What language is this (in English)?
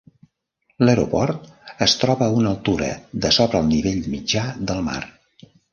Catalan